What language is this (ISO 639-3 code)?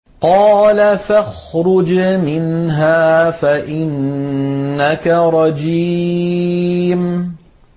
ara